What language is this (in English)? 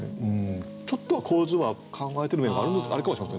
Japanese